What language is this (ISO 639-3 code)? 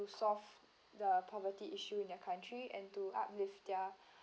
eng